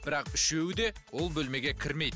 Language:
Kazakh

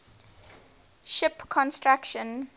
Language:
English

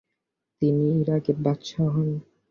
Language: Bangla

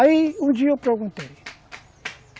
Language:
Portuguese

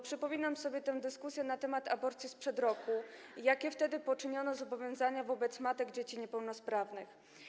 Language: Polish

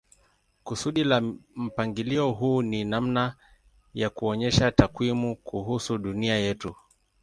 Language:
Swahili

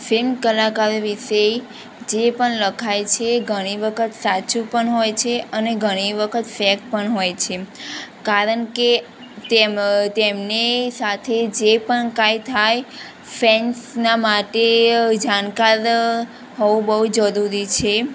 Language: Gujarati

